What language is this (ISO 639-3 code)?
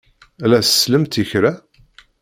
kab